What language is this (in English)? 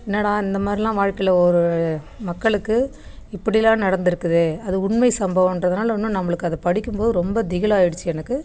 Tamil